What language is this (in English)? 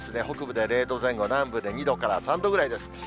Japanese